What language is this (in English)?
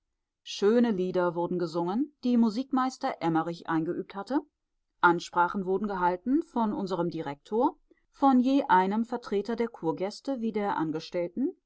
German